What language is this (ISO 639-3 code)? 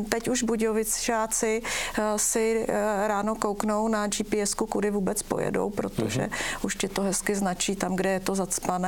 ces